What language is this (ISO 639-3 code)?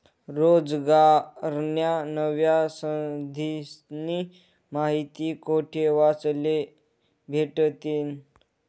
mar